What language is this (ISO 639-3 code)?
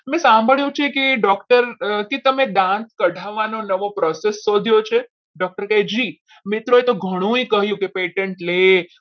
guj